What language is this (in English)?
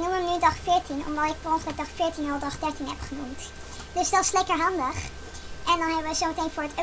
Dutch